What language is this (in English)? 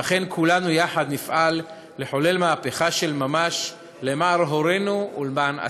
Hebrew